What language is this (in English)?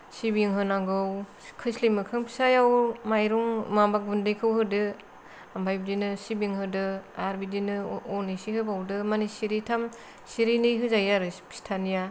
Bodo